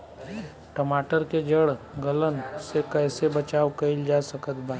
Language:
Bhojpuri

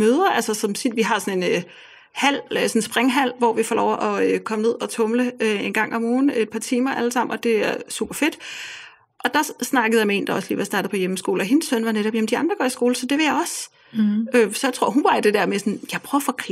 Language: Danish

